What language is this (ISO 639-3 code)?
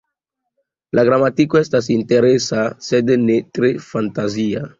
epo